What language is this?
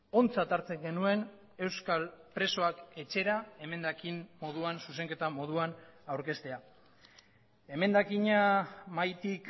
Basque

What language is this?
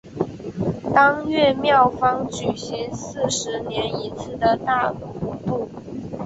Chinese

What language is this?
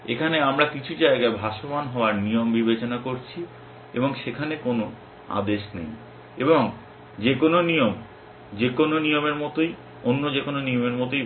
Bangla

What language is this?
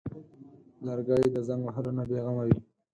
Pashto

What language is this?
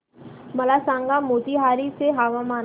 Marathi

